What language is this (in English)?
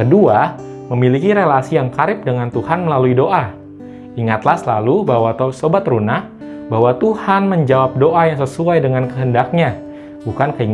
Indonesian